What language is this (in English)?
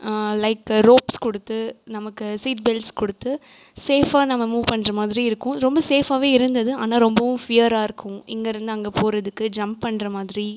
Tamil